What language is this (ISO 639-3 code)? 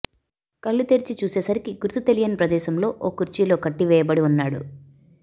tel